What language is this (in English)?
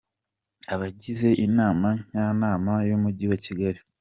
Kinyarwanda